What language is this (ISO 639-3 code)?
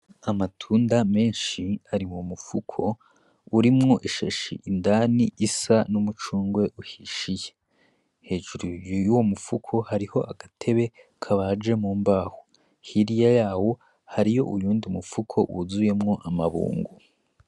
run